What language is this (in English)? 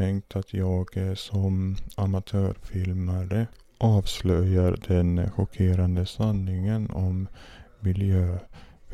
Swedish